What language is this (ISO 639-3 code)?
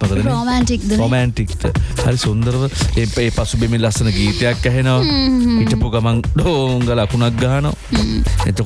ind